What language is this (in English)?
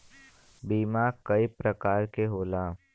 Bhojpuri